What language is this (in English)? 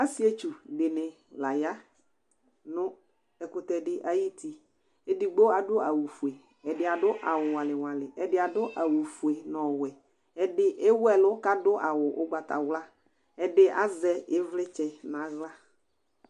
Ikposo